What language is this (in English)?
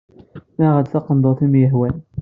Kabyle